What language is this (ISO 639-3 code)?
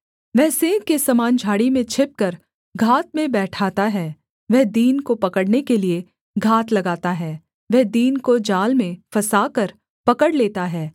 hin